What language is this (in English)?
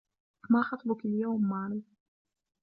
Arabic